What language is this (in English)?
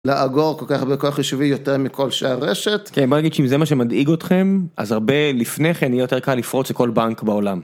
Hebrew